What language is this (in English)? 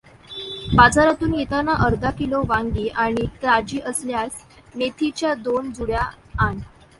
Marathi